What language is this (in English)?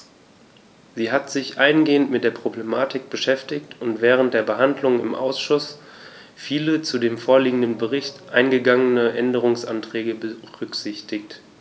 German